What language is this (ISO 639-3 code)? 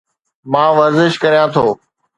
snd